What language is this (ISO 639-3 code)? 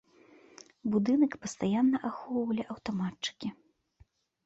bel